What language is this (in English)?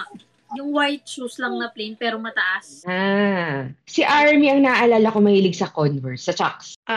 Filipino